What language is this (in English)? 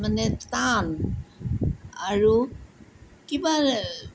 Assamese